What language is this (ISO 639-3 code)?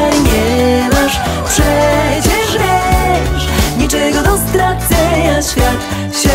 pol